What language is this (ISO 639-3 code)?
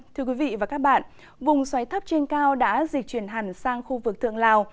vie